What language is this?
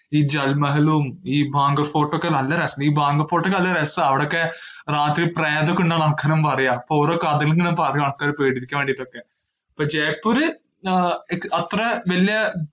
Malayalam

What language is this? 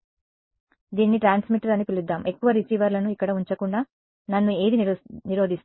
Telugu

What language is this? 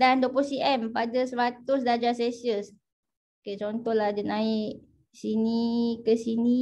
Malay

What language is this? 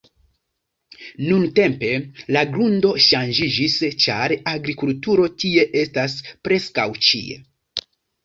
Esperanto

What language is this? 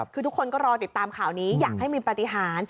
Thai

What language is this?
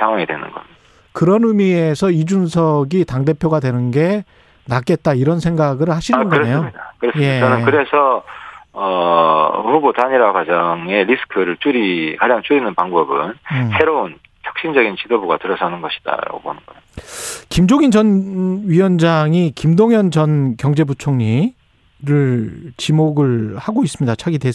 Korean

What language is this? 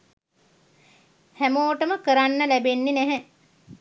Sinhala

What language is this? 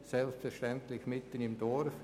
Swiss German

